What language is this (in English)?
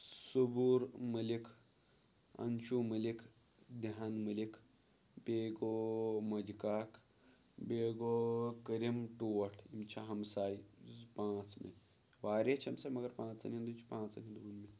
Kashmiri